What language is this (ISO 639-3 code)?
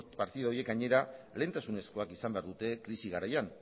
eus